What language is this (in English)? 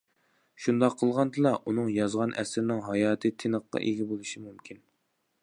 Uyghur